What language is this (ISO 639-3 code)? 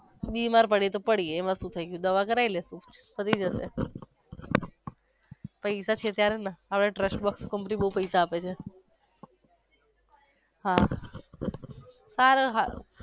guj